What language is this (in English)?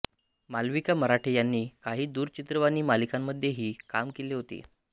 Marathi